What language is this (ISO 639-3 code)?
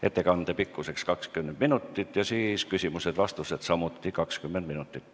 est